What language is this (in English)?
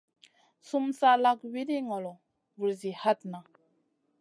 Masana